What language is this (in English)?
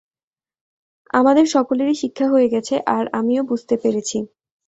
Bangla